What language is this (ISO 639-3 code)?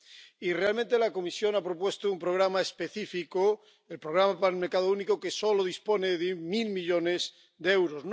spa